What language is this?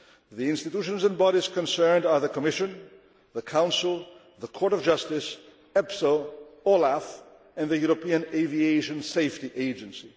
English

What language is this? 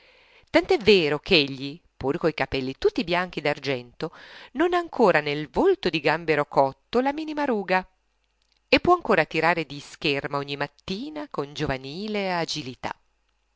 Italian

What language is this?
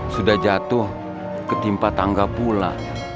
Indonesian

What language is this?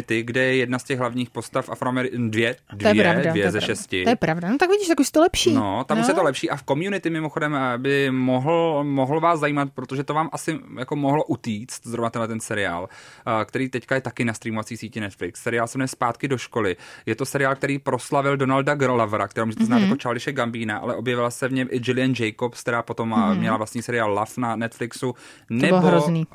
Czech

